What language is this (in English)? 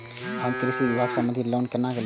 Maithili